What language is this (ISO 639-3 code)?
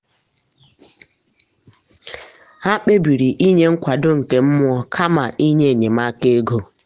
ibo